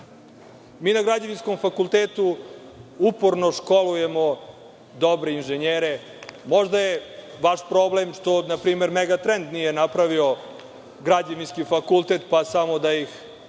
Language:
Serbian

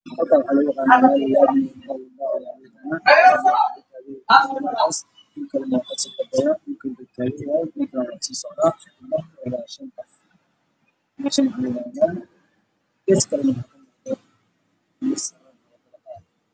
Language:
Somali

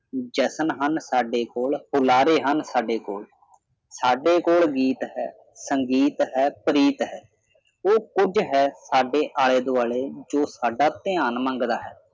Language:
Punjabi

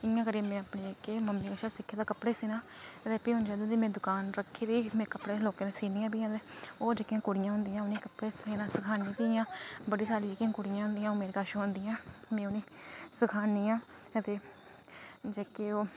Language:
Dogri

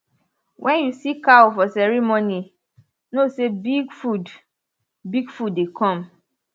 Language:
Nigerian Pidgin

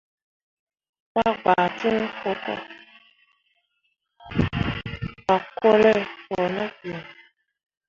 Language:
Mundang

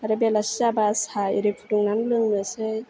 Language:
Bodo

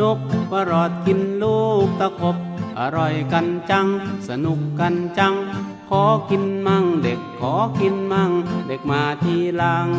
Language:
Thai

